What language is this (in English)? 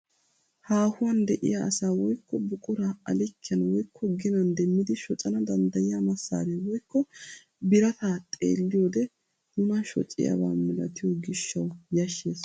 Wolaytta